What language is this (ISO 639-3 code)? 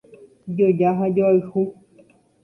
grn